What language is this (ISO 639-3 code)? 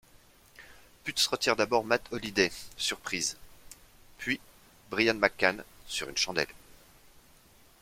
fra